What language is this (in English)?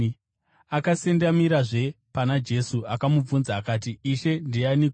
Shona